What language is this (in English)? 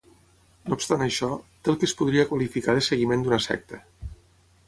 Catalan